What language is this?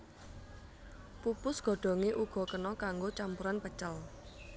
Javanese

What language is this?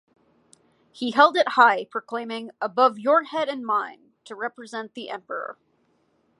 English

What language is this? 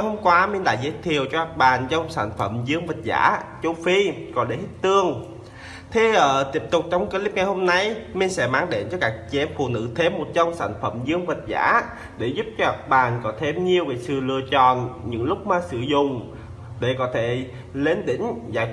Vietnamese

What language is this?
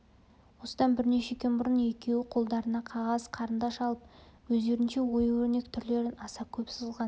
Kazakh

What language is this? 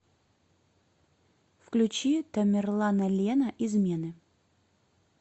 Russian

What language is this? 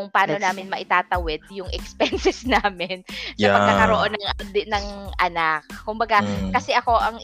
Filipino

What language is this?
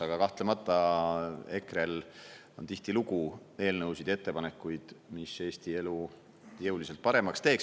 Estonian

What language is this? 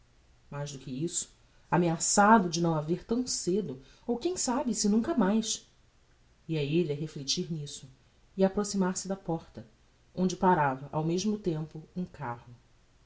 Portuguese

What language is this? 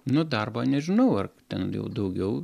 Lithuanian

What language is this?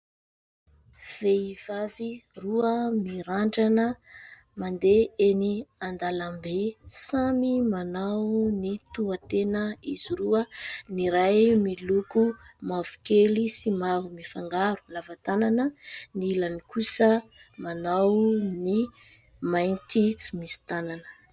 Malagasy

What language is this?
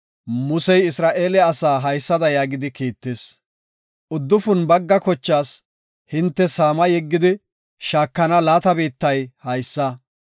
Gofa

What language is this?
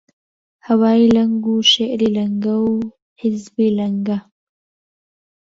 Central Kurdish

